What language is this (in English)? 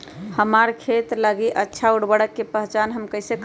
Magahi